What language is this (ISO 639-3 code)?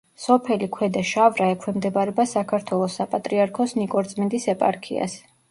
kat